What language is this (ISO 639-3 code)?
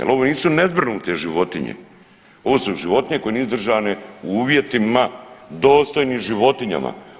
hrv